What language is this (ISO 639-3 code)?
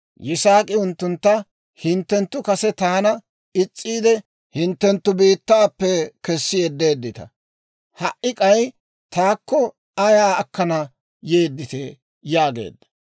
dwr